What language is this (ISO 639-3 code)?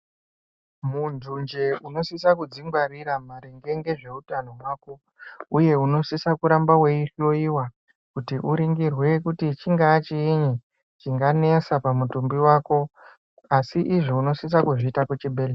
ndc